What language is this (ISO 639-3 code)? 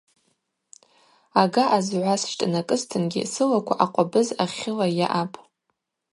abq